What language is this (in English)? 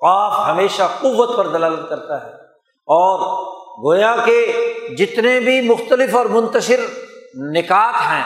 Urdu